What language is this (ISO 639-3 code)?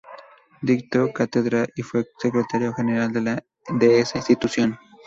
spa